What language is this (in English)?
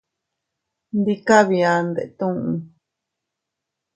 Teutila Cuicatec